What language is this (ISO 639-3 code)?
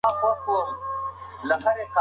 pus